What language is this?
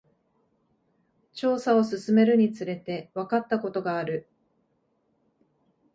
Japanese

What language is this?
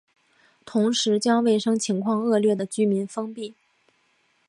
Chinese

